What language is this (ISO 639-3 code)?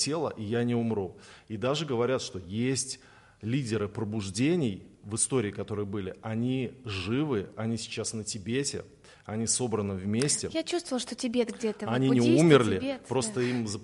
rus